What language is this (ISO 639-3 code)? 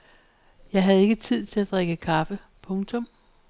dan